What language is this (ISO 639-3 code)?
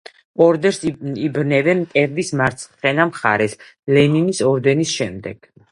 kat